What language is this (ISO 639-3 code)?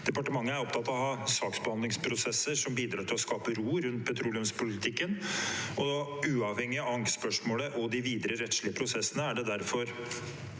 nor